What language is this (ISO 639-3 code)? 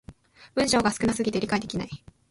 jpn